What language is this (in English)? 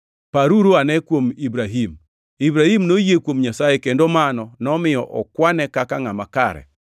Luo (Kenya and Tanzania)